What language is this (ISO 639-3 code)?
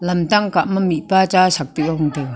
nnp